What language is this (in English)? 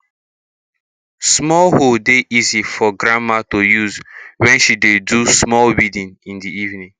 Nigerian Pidgin